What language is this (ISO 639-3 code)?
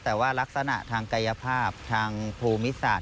tha